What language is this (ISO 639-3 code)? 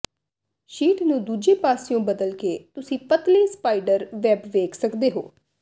pan